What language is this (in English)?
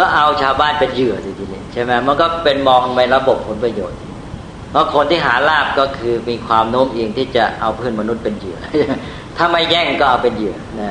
Thai